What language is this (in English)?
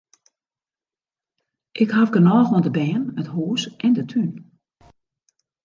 Western Frisian